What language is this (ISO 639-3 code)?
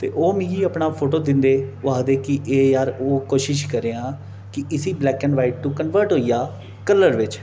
doi